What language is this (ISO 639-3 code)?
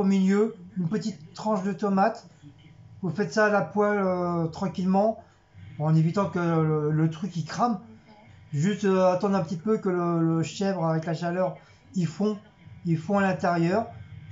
fra